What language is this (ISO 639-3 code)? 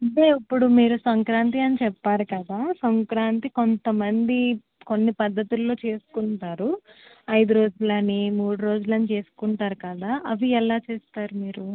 tel